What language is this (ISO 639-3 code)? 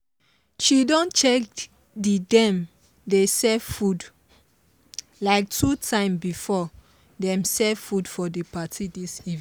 pcm